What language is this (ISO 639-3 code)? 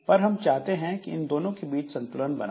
hin